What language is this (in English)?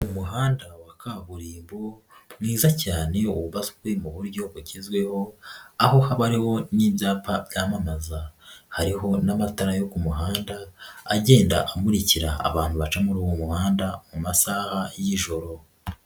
Kinyarwanda